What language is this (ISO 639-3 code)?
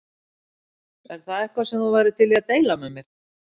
isl